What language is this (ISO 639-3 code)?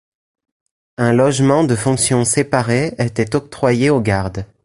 fra